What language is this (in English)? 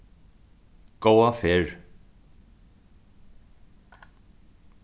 Faroese